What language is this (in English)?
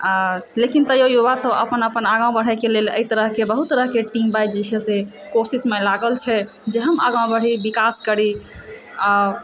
Maithili